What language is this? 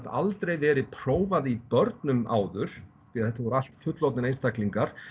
Icelandic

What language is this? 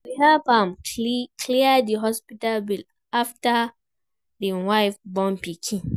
Nigerian Pidgin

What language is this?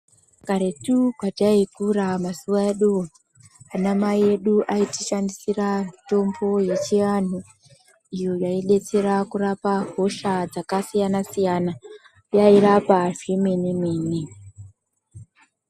Ndau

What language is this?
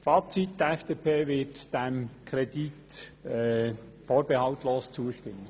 Swiss German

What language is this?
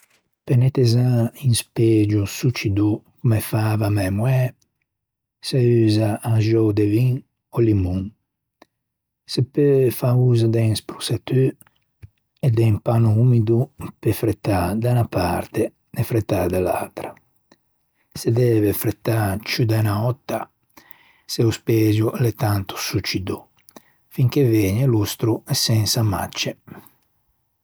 Ligurian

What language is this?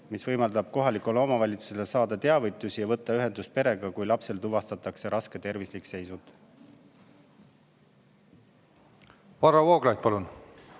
Estonian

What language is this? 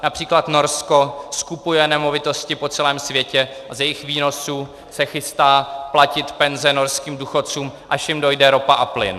Czech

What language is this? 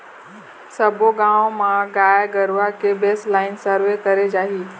Chhattisgarhi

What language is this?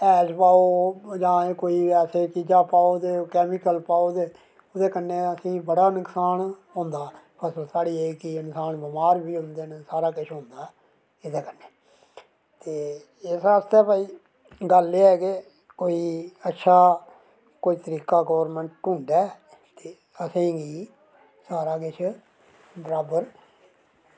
Dogri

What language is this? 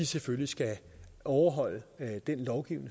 Danish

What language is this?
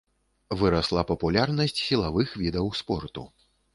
Belarusian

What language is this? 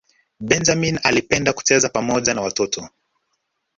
Swahili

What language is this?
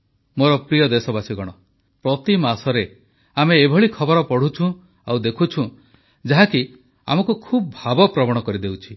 Odia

